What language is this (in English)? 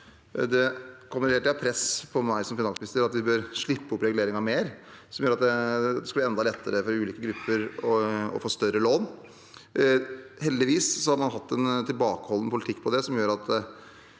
Norwegian